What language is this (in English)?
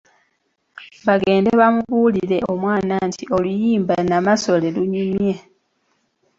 Ganda